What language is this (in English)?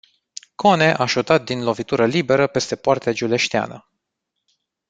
Romanian